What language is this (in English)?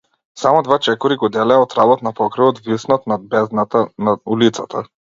Macedonian